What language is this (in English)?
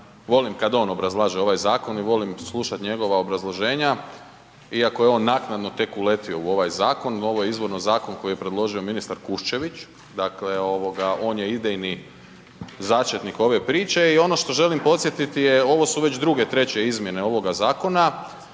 Croatian